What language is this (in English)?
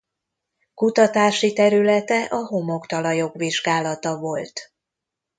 Hungarian